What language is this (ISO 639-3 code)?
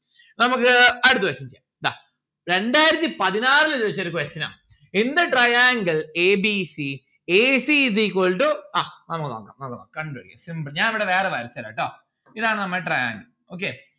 mal